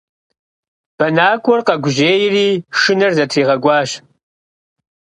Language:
Kabardian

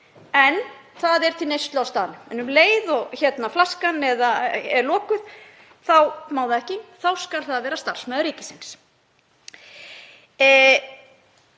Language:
Icelandic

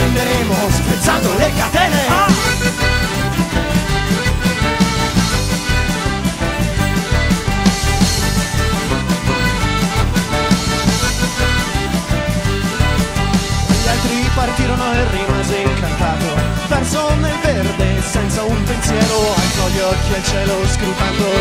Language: Italian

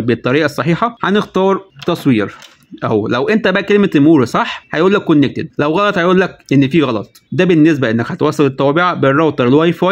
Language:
Arabic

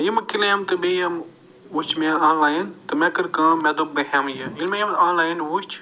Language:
Kashmiri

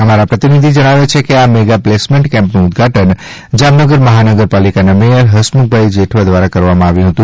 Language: Gujarati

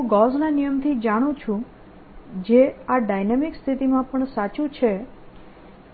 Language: Gujarati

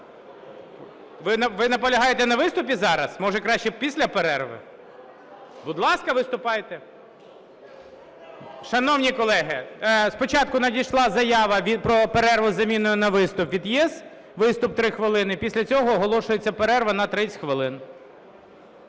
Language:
Ukrainian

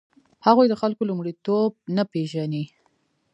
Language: Pashto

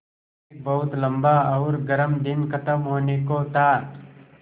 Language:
Hindi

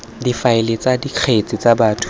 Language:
Tswana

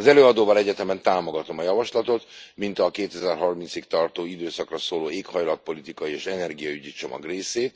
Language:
Hungarian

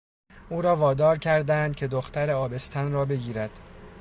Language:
Persian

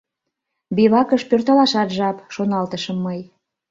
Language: Mari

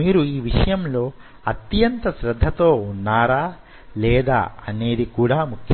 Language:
Telugu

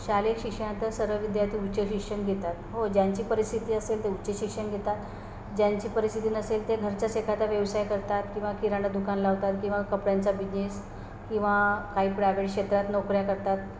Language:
Marathi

